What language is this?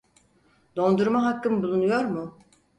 Turkish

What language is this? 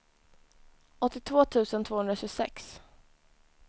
Swedish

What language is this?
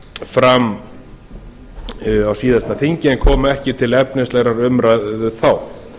Icelandic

